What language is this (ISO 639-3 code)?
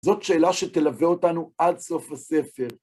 heb